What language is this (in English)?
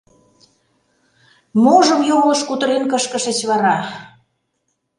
Mari